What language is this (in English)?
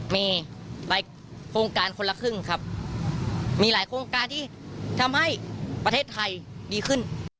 Thai